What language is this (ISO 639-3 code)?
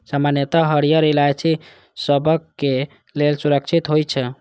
mai